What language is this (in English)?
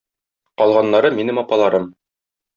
Tatar